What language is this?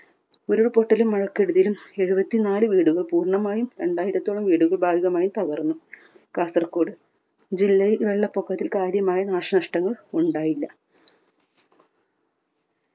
Malayalam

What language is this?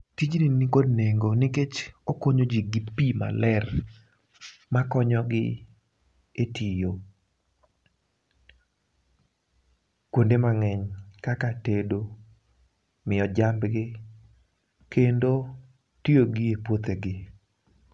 Luo (Kenya and Tanzania)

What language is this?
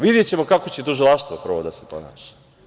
Serbian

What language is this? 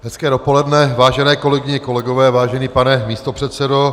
Czech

